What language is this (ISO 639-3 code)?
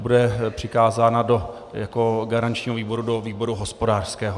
ces